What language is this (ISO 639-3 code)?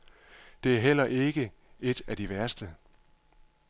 dan